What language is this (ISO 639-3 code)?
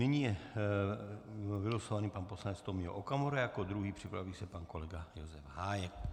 ces